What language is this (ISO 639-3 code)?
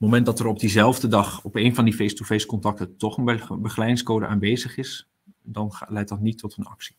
nld